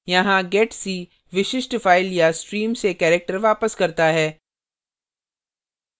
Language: Hindi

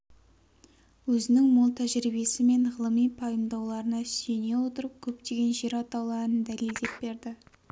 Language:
Kazakh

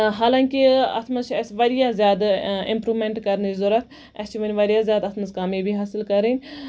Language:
Kashmiri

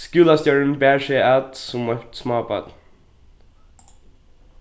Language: Faroese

